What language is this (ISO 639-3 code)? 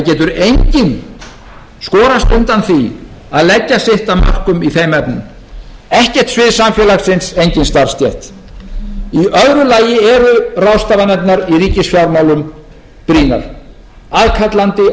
isl